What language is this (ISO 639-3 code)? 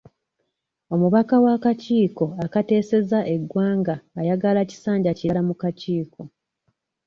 lug